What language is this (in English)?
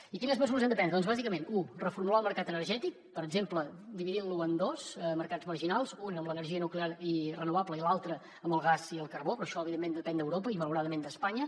Catalan